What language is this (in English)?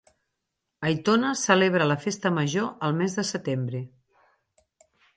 Catalan